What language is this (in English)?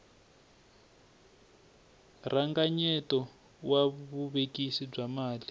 Tsonga